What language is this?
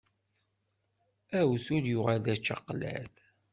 Kabyle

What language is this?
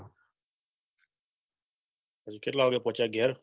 Gujarati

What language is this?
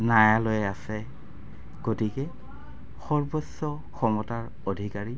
Assamese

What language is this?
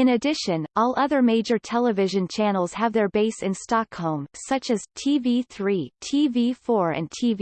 English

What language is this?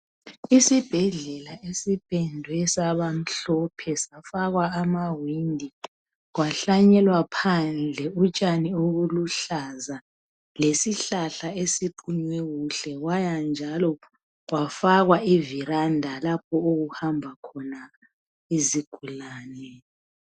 North Ndebele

